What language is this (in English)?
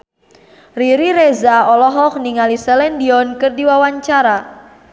Sundanese